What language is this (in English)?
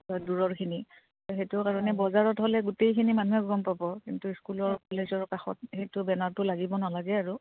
Assamese